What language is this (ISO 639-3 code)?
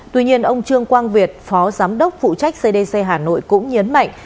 vie